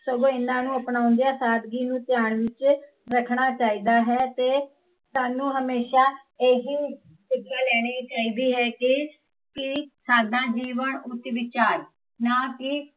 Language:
Punjabi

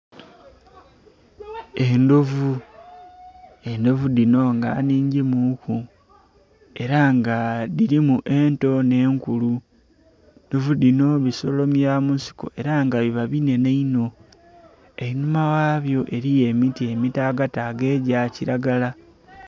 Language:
Soga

